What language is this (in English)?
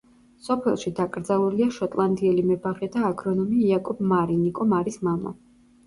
Georgian